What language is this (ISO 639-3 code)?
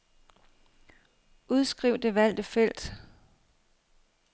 dan